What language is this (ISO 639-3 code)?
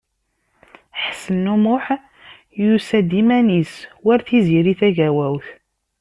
kab